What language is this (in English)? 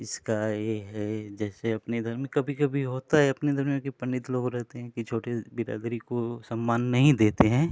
Hindi